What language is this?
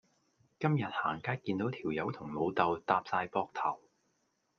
Cantonese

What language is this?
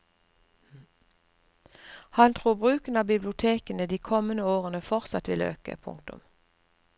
Norwegian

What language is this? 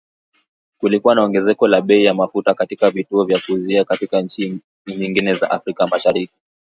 Swahili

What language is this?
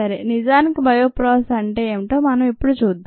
Telugu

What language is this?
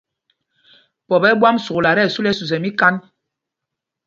Mpumpong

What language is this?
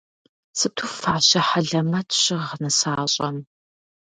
Kabardian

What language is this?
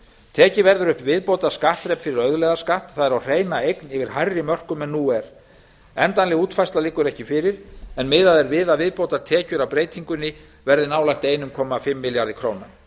Icelandic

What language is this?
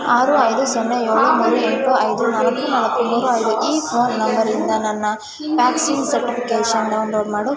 Kannada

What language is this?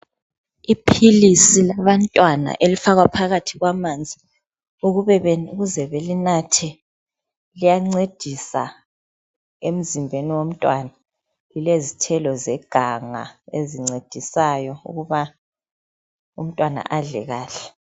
North Ndebele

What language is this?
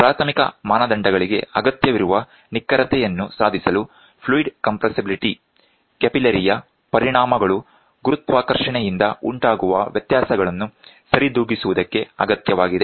Kannada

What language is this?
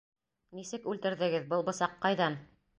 Bashkir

